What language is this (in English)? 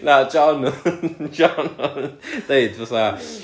Welsh